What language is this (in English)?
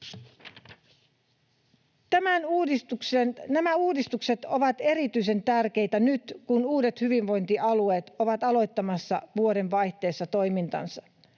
Finnish